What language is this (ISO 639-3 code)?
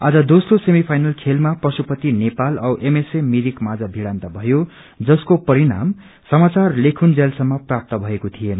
nep